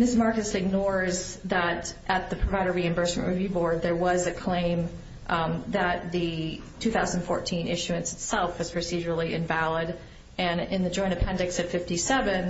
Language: English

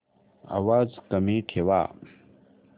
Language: Marathi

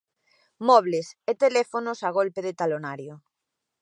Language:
Galician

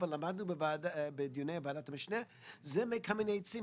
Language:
Hebrew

